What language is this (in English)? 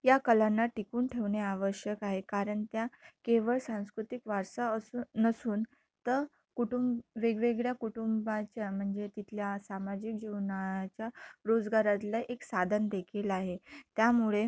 Marathi